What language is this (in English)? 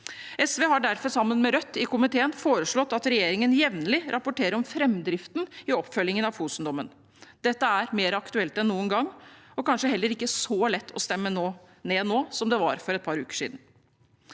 Norwegian